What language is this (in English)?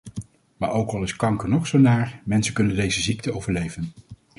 Dutch